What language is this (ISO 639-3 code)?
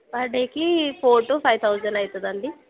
tel